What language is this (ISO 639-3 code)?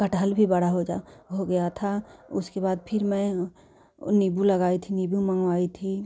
hin